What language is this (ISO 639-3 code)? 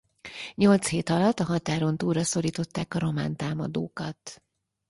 hun